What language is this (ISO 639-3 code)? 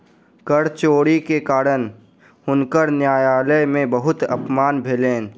mai